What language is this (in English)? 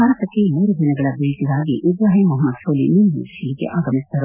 Kannada